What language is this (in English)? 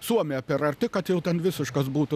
Lithuanian